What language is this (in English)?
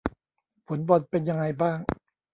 Thai